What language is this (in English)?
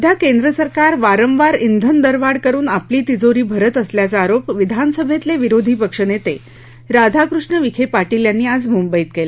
Marathi